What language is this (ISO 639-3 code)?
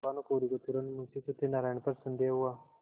hin